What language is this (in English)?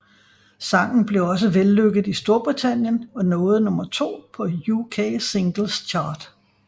Danish